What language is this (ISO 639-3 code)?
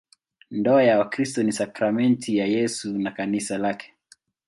swa